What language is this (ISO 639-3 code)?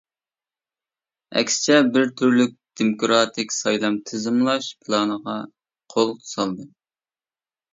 uig